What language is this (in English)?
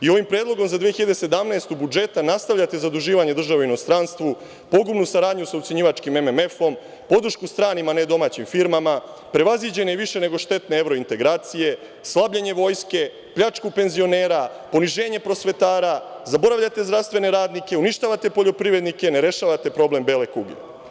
Serbian